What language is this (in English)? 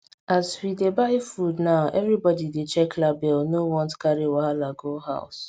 Nigerian Pidgin